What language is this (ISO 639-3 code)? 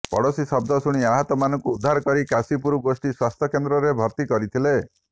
ori